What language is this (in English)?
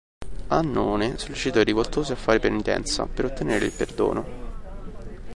Italian